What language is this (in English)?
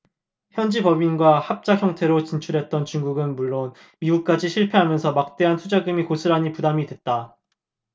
Korean